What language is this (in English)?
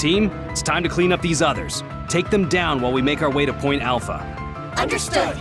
English